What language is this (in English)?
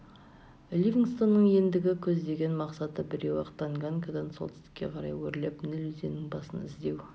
Kazakh